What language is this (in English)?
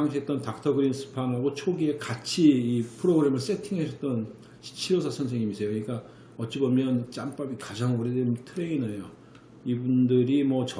Korean